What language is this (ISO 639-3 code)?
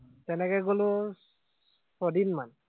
asm